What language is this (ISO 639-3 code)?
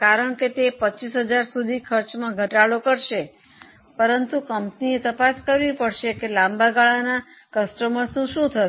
guj